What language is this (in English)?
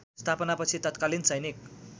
Nepali